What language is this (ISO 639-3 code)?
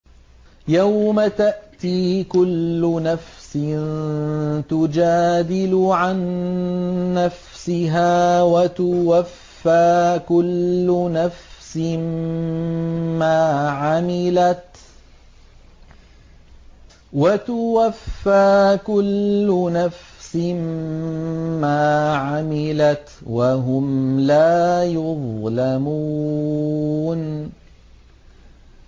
ara